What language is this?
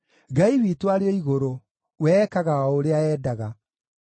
Kikuyu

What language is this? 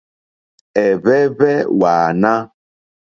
Mokpwe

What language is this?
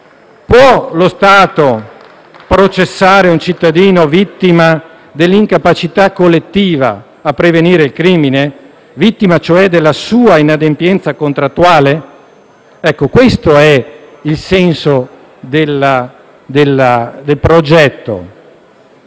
Italian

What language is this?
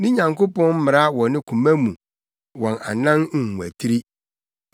Akan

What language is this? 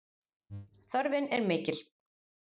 Icelandic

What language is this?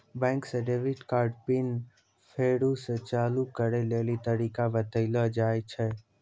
Maithili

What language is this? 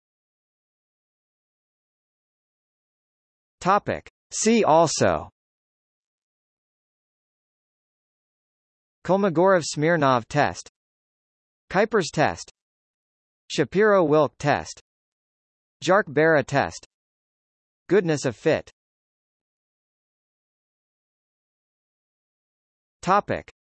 English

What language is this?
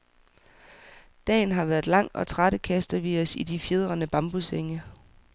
Danish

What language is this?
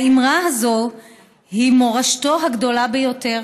Hebrew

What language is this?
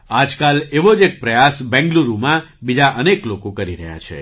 Gujarati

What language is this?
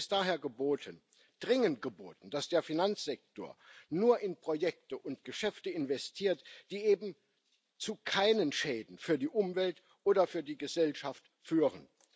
German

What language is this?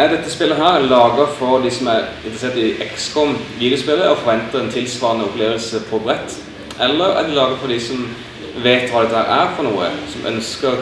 Norwegian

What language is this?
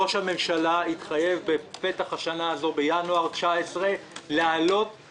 Hebrew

